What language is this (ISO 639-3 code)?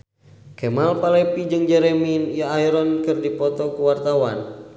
sun